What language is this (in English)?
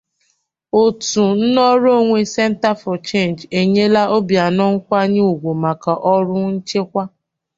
Igbo